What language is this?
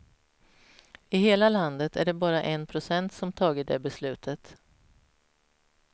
Swedish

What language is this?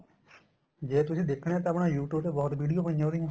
Punjabi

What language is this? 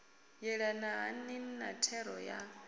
Venda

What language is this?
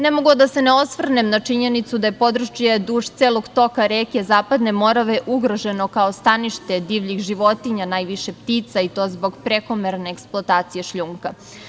Serbian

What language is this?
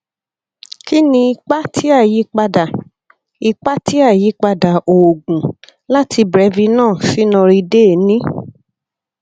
Yoruba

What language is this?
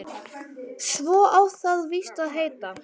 Icelandic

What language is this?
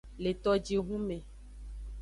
Aja (Benin)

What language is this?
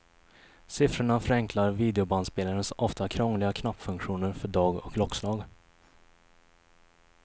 Swedish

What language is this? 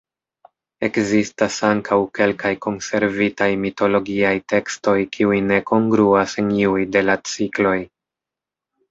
Esperanto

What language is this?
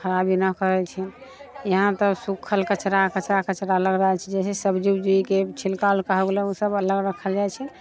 Maithili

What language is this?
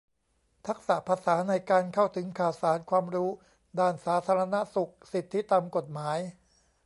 Thai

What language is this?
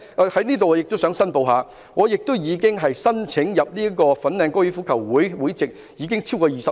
Cantonese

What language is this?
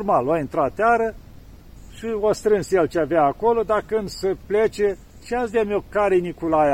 Romanian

